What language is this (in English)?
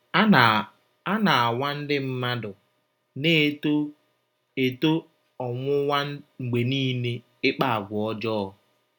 Igbo